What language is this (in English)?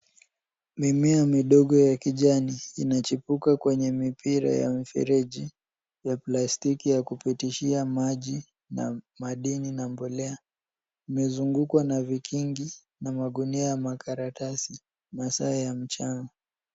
Swahili